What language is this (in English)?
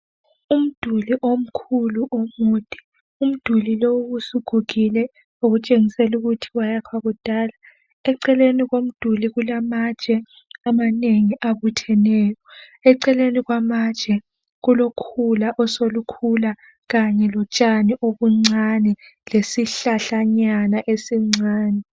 North Ndebele